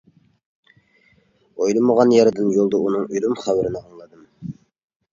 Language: Uyghur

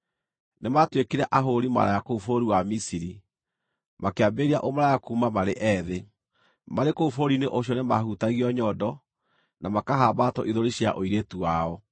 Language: Kikuyu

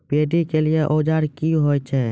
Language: Maithili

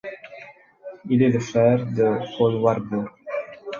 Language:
French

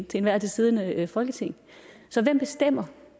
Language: Danish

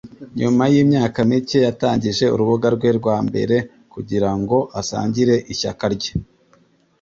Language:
Kinyarwanda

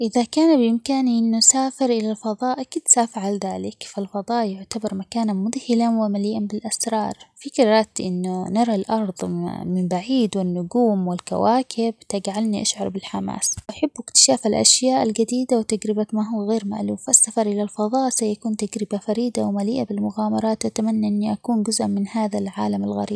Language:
Omani Arabic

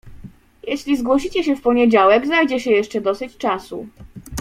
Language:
Polish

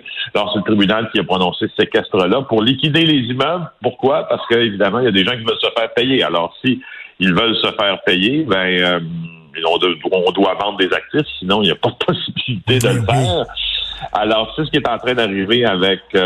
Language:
French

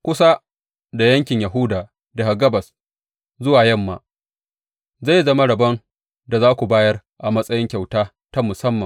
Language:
Hausa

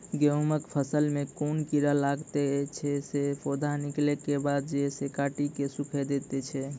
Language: Maithili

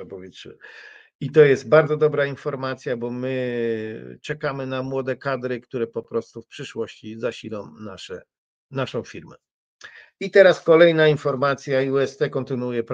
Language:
Polish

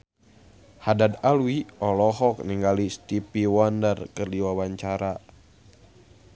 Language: Sundanese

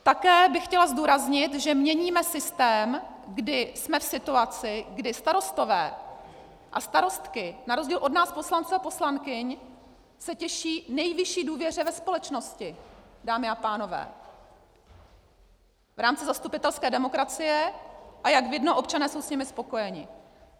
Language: Czech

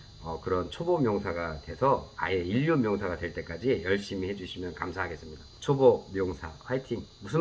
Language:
Korean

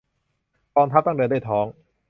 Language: Thai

